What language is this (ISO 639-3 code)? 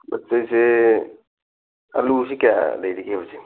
mni